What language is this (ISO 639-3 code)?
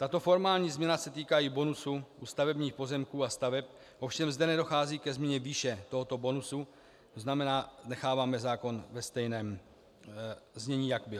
ces